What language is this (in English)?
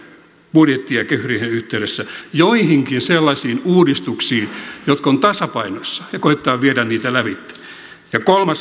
Finnish